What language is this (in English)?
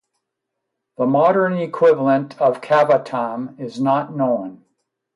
English